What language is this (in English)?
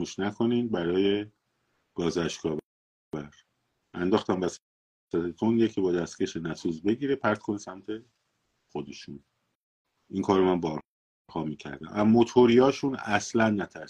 Persian